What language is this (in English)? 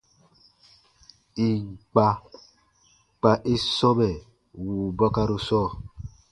Baatonum